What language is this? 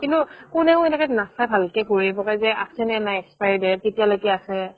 Assamese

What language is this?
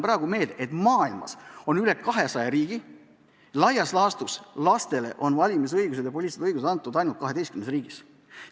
Estonian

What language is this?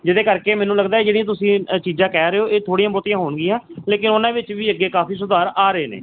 Punjabi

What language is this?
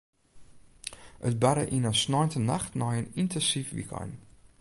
Western Frisian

